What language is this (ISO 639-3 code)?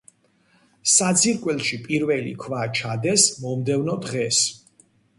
kat